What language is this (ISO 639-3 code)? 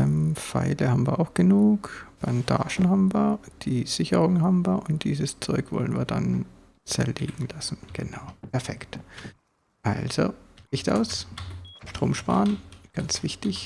deu